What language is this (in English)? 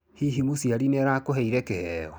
Kikuyu